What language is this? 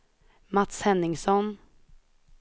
Swedish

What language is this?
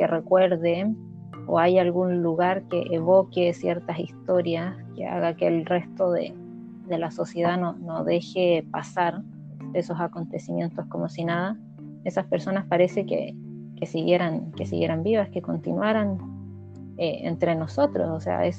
Spanish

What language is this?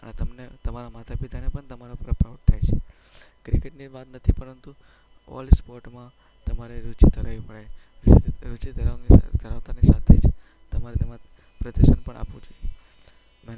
Gujarati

